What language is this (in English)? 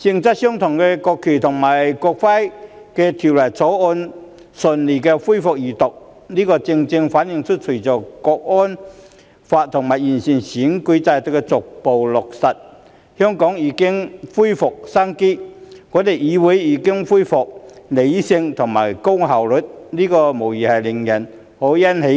Cantonese